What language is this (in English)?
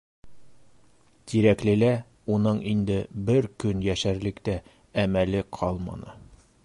Bashkir